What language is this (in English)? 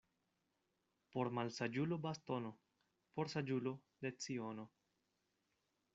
Esperanto